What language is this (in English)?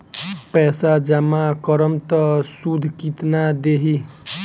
Bhojpuri